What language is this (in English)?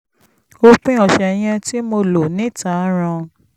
Yoruba